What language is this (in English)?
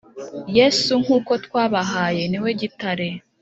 Kinyarwanda